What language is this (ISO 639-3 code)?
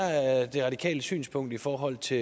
dan